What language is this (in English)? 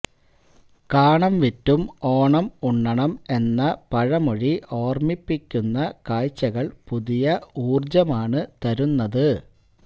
Malayalam